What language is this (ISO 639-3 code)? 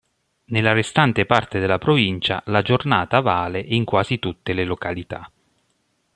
ita